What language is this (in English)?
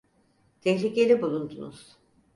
Turkish